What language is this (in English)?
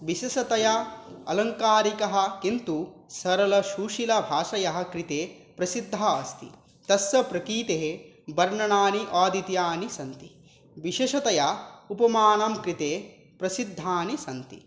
Sanskrit